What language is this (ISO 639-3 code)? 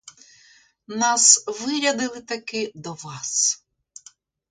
ukr